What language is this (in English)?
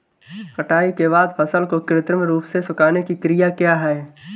Hindi